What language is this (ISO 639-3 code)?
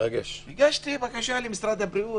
heb